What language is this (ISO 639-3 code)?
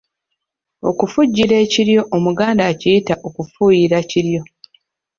lug